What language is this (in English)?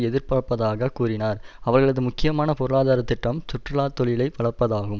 Tamil